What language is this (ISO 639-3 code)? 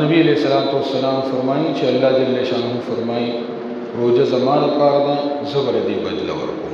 ara